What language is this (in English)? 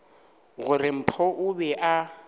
Northern Sotho